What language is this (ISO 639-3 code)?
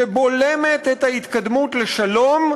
heb